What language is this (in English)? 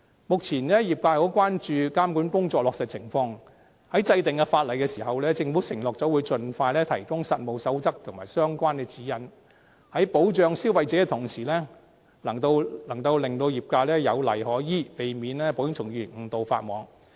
Cantonese